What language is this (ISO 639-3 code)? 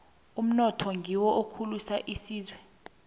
nbl